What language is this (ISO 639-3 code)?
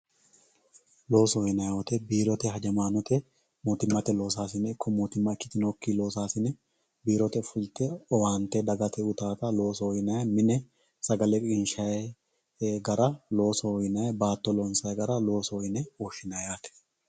sid